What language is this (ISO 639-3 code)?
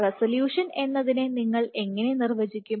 mal